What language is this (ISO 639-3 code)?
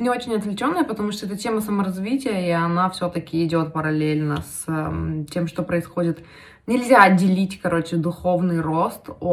rus